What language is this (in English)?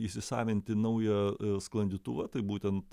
Lithuanian